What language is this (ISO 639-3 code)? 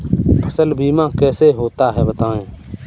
hin